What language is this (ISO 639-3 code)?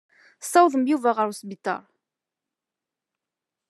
kab